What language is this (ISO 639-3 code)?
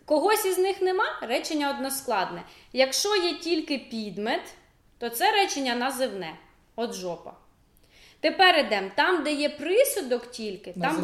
ukr